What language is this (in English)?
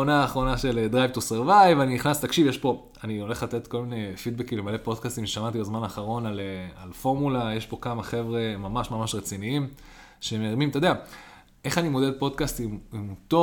Hebrew